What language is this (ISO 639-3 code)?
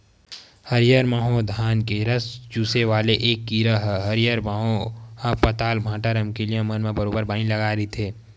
hne